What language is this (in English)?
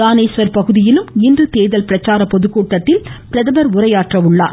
Tamil